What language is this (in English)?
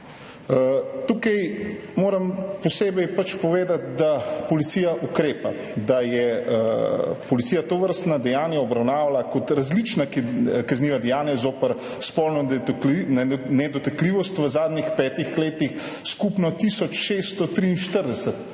Slovenian